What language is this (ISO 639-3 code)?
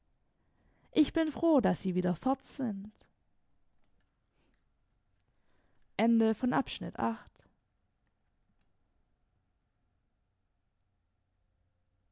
deu